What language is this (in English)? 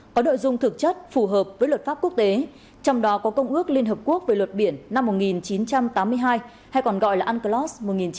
Vietnamese